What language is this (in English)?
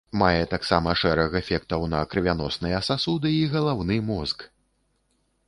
Belarusian